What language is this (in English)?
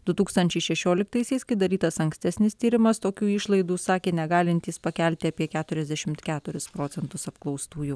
Lithuanian